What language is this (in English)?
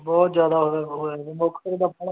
Punjabi